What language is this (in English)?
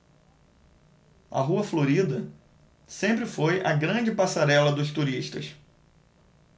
Portuguese